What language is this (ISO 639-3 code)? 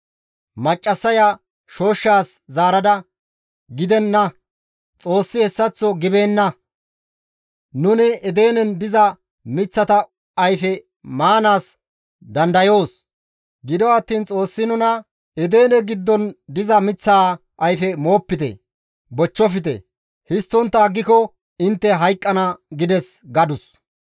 gmv